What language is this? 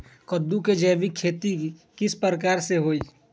Magahi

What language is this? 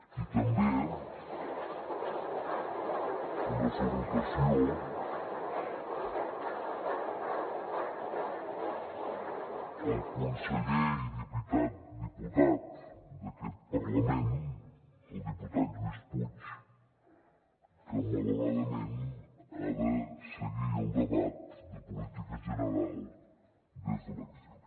Catalan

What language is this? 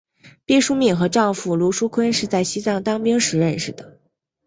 Chinese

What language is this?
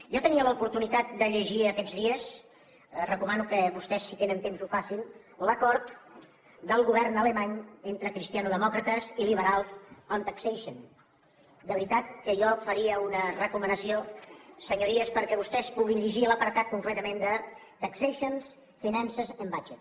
Catalan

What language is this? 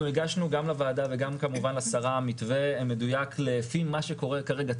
Hebrew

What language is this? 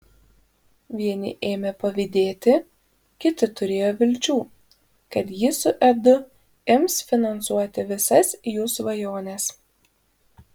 Lithuanian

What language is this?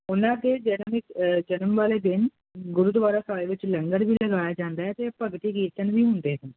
Punjabi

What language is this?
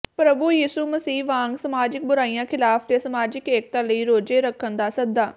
Punjabi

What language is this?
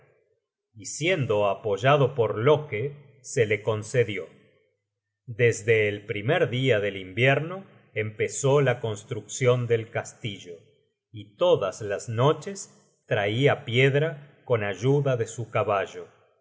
Spanish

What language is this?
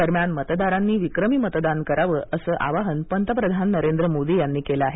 Marathi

